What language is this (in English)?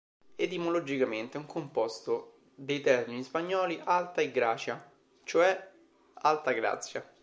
Italian